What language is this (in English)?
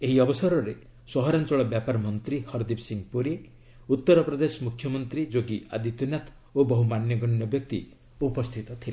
Odia